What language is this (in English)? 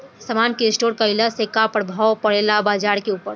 Bhojpuri